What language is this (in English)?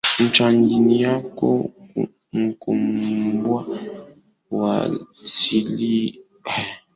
Swahili